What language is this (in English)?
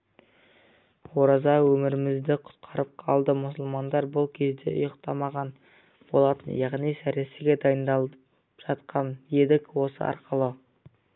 Kazakh